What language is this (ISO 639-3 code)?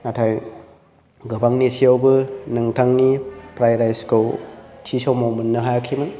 brx